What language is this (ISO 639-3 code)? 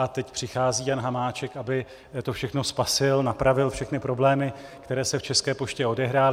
ces